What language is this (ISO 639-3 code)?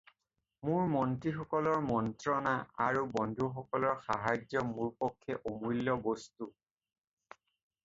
asm